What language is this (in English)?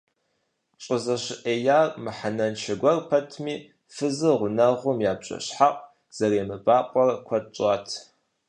Kabardian